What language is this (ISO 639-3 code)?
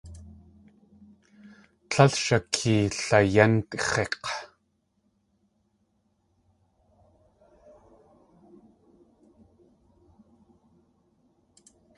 tli